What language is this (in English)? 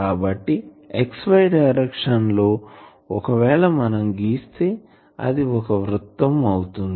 Telugu